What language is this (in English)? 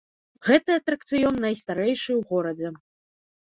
Belarusian